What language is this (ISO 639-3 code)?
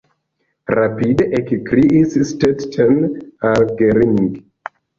epo